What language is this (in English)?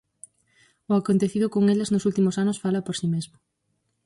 Galician